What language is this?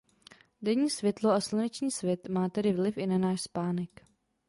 Czech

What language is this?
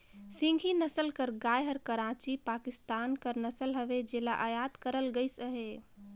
Chhattisgarhi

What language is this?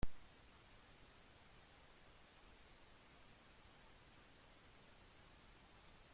Spanish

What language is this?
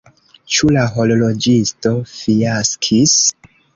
Esperanto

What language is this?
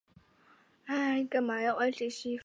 Chinese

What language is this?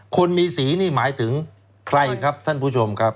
Thai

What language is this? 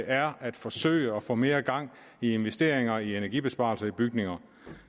Danish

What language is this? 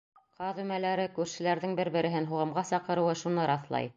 Bashkir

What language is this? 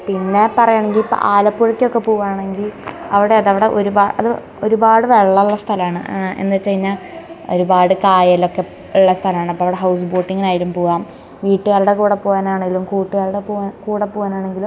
Malayalam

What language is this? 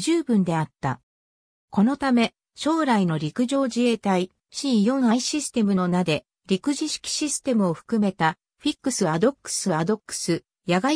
Japanese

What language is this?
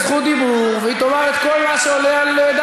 Hebrew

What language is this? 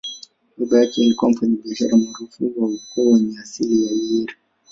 Swahili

